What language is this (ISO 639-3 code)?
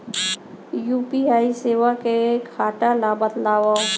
hne